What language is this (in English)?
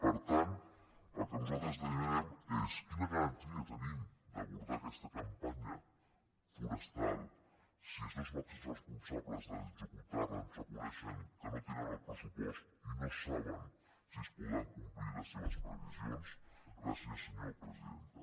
Catalan